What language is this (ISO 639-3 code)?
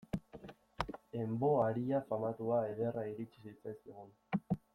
eus